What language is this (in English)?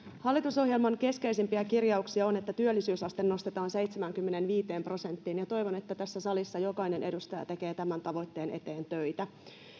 Finnish